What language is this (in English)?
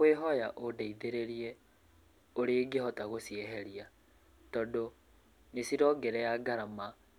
Kikuyu